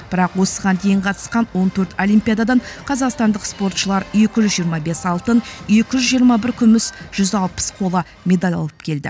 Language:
Kazakh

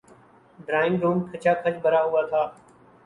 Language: Urdu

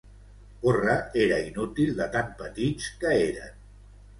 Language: Catalan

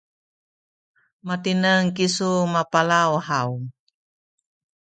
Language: Sakizaya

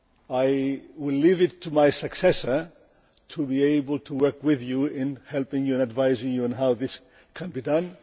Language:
English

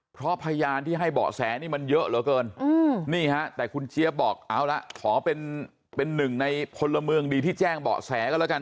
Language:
Thai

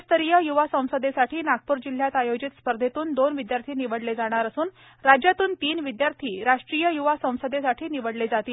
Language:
Marathi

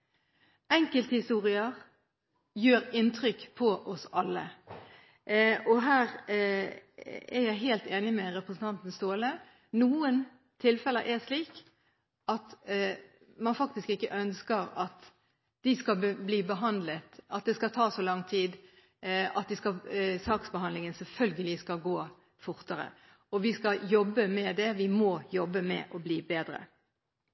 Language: Norwegian Bokmål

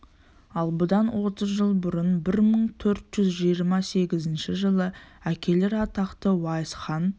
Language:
Kazakh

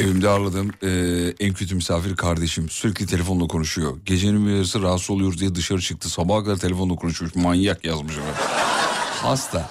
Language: Turkish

